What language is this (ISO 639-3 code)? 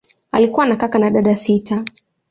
swa